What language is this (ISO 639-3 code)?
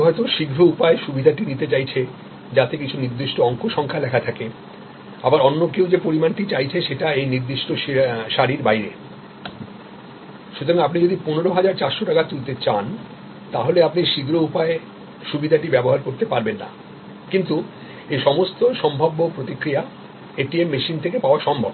ben